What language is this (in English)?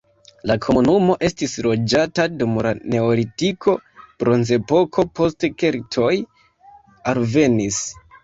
Esperanto